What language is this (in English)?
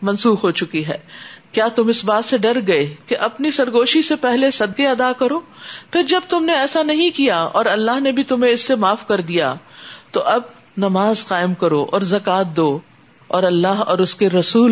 Urdu